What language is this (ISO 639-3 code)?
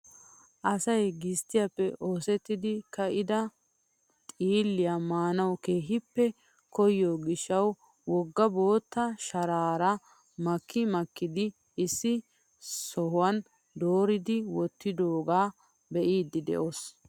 wal